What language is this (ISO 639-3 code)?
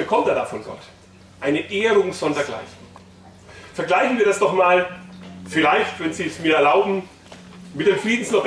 deu